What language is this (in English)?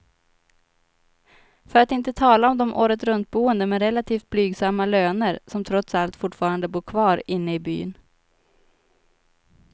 Swedish